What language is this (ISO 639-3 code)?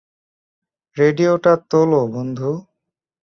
ben